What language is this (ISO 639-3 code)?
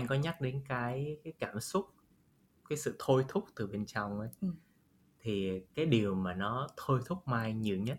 vie